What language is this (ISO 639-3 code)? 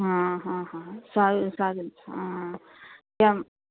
guj